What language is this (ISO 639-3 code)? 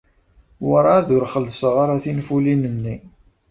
kab